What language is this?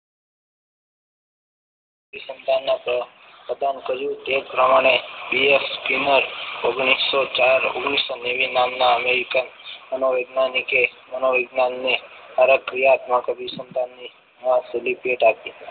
Gujarati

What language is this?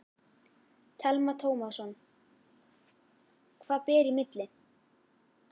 Icelandic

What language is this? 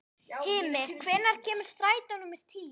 Icelandic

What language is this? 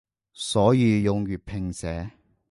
Cantonese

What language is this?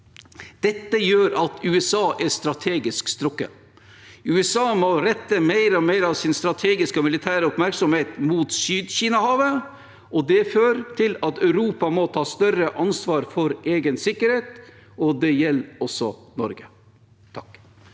Norwegian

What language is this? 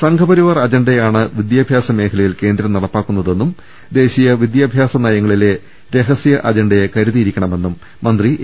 Malayalam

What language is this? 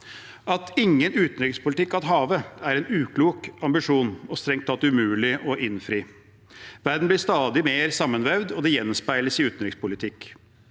Norwegian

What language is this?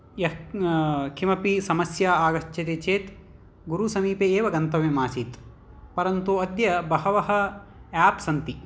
Sanskrit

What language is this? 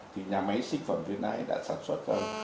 Vietnamese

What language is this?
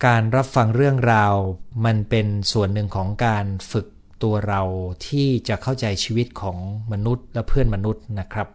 Thai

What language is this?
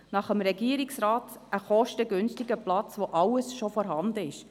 Swiss German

